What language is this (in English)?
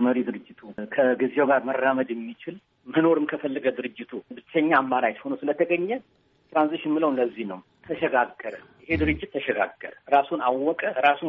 Amharic